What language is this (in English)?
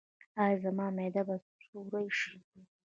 Pashto